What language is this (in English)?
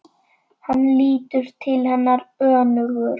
Icelandic